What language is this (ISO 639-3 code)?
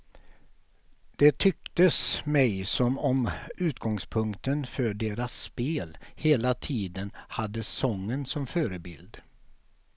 swe